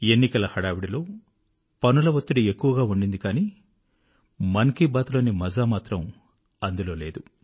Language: Telugu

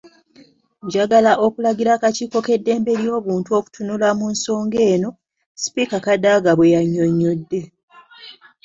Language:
Ganda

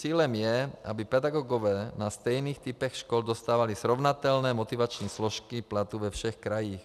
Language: Czech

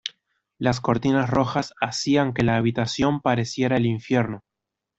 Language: Spanish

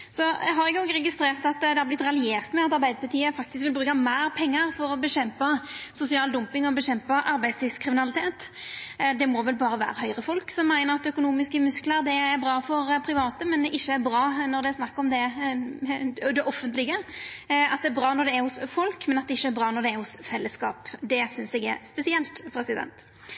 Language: Norwegian Nynorsk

